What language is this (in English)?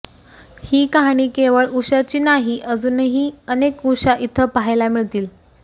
Marathi